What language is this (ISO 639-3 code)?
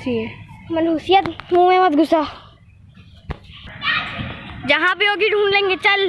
hin